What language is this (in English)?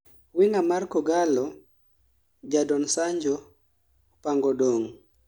Luo (Kenya and Tanzania)